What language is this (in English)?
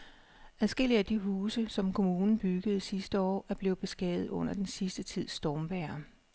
Danish